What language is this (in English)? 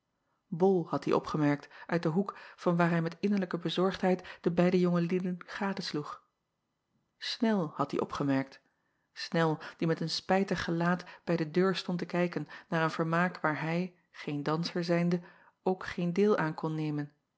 Dutch